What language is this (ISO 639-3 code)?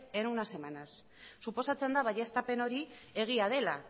eus